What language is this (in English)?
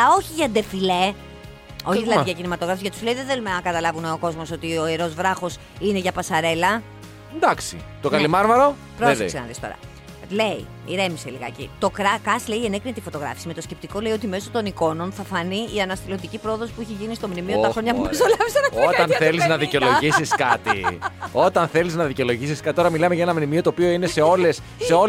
Greek